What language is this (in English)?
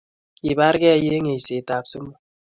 Kalenjin